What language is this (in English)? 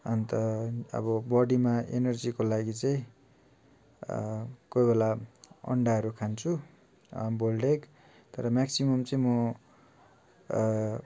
Nepali